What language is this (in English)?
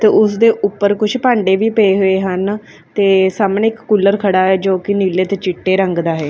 Punjabi